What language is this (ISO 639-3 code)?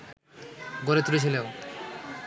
ben